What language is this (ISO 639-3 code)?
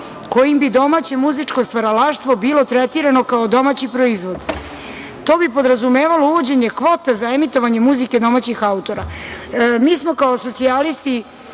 srp